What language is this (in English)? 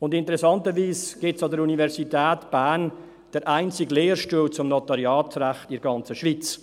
Swiss German